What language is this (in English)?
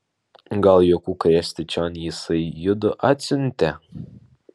Lithuanian